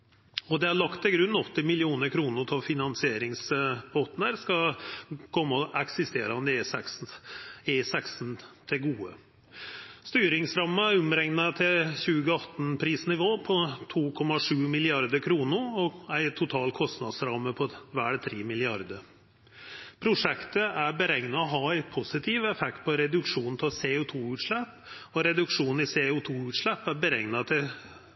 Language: Norwegian Nynorsk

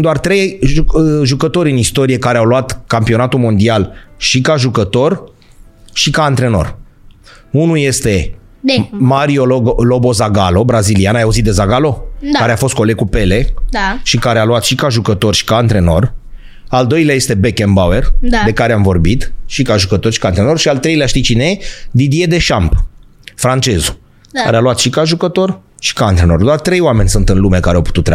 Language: Romanian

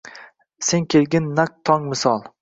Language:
Uzbek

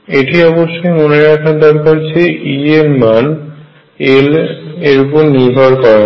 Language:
Bangla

